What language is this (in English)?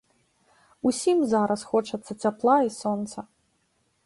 Belarusian